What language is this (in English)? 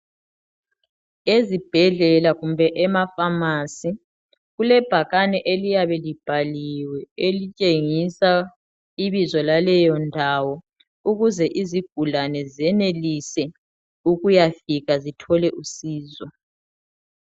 North Ndebele